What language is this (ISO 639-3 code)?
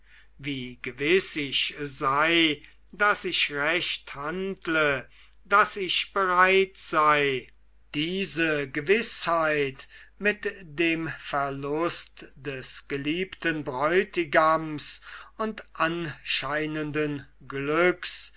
deu